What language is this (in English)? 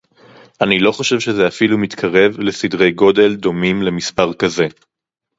Hebrew